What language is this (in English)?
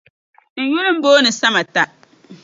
Dagbani